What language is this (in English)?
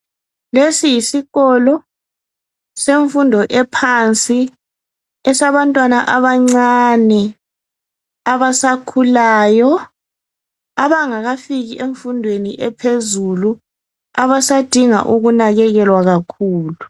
North Ndebele